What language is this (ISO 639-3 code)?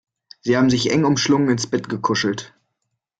deu